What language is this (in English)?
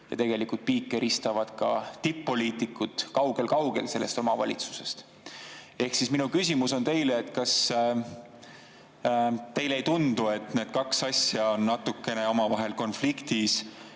Estonian